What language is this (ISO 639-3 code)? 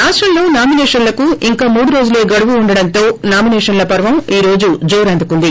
tel